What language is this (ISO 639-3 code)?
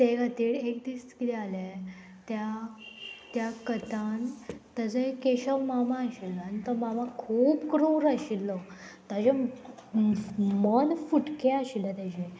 kok